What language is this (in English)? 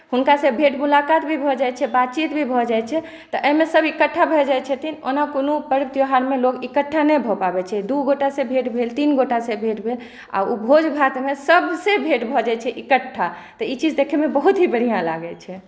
Maithili